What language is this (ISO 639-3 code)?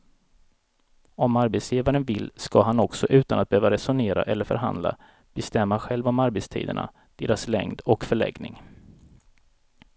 swe